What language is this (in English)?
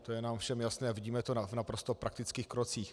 Czech